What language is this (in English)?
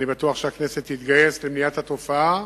Hebrew